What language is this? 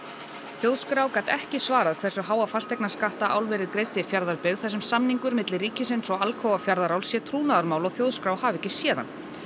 Icelandic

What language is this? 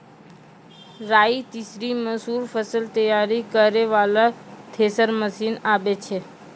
Maithili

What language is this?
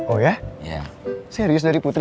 Indonesian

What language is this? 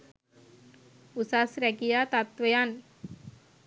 Sinhala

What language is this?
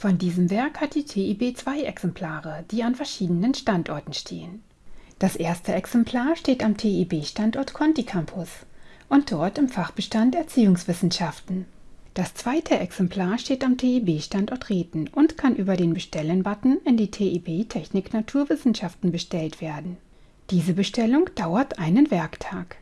German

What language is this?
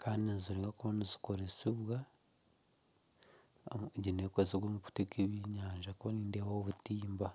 Nyankole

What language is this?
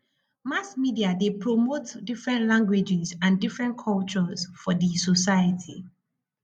Nigerian Pidgin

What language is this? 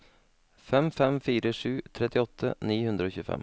Norwegian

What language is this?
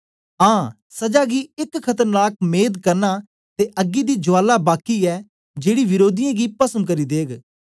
Dogri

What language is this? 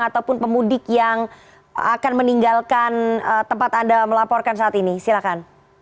Indonesian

